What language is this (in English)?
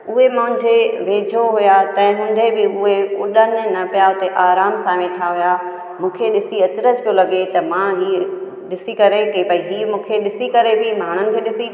Sindhi